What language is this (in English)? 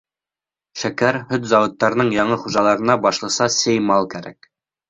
Bashkir